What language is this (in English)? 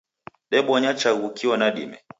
Taita